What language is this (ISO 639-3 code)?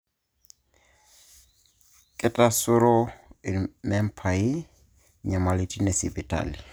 mas